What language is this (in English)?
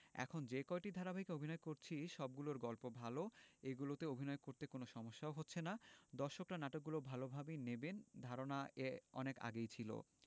Bangla